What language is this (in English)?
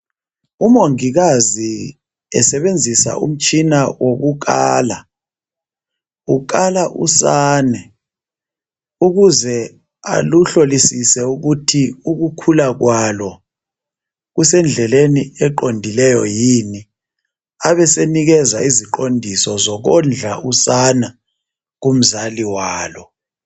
North Ndebele